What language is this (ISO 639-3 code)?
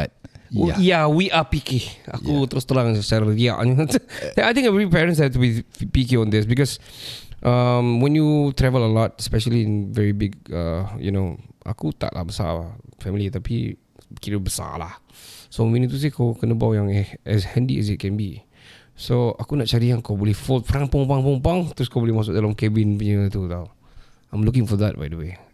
msa